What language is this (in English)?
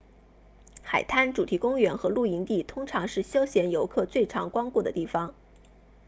Chinese